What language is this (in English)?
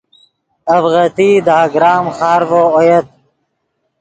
Yidgha